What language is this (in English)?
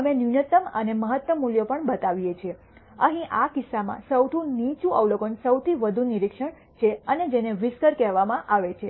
Gujarati